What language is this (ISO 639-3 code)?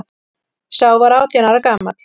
isl